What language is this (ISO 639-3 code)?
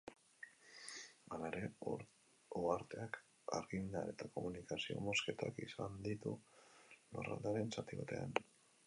eus